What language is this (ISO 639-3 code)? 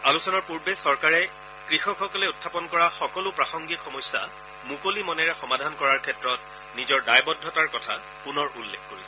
asm